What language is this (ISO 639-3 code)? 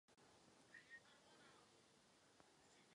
ces